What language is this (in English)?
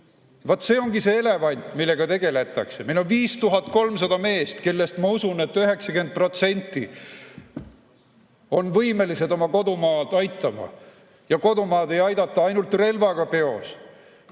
Estonian